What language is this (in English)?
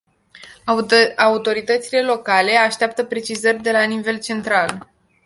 Romanian